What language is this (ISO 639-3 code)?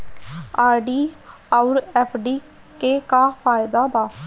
bho